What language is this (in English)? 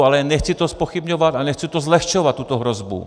Czech